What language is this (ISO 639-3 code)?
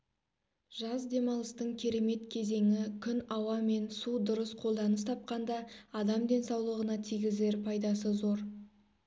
kaz